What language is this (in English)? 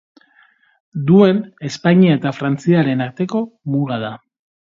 Basque